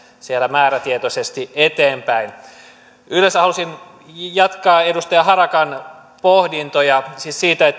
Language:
Finnish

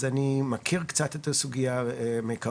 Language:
Hebrew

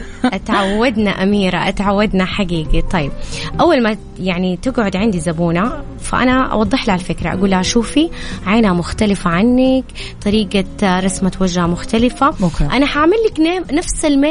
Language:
Arabic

